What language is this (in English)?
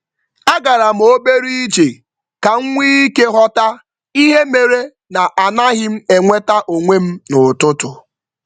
Igbo